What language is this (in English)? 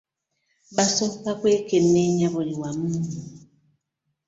Ganda